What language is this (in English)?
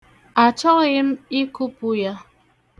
Igbo